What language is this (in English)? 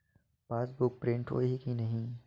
Chhattisgarhi